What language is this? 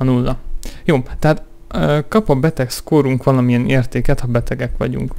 Hungarian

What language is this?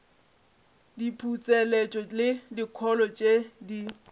Northern Sotho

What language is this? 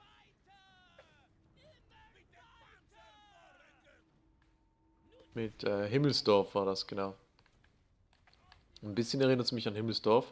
German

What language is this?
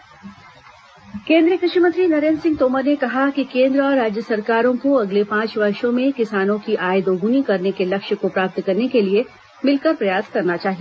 Hindi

